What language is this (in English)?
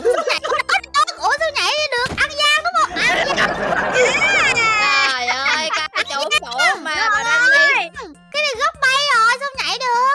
Vietnamese